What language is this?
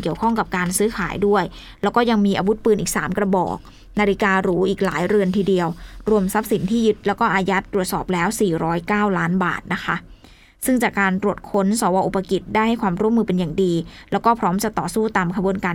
Thai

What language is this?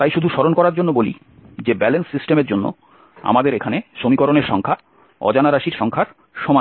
Bangla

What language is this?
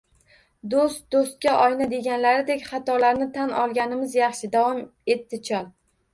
Uzbek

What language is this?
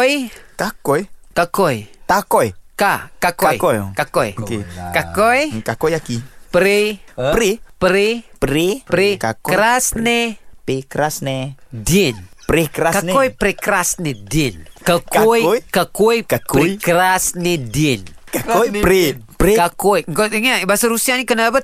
Malay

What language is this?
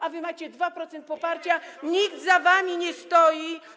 Polish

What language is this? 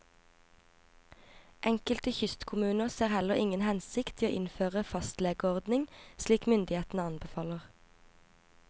Norwegian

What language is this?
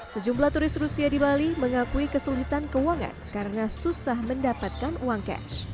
Indonesian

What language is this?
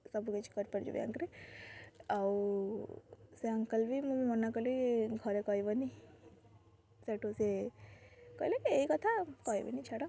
Odia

